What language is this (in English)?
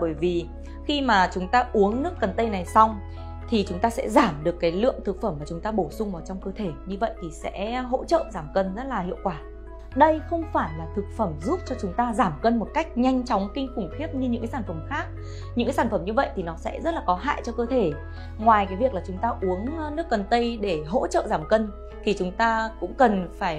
Vietnamese